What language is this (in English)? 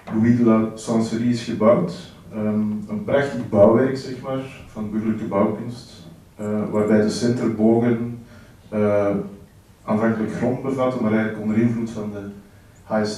Dutch